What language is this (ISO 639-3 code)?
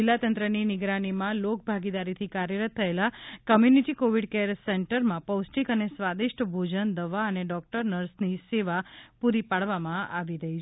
guj